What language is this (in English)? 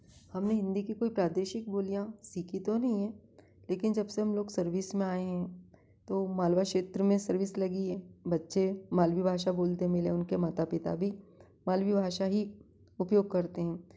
Hindi